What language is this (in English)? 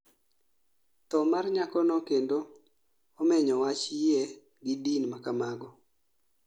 Luo (Kenya and Tanzania)